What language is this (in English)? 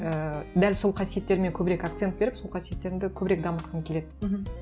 Kazakh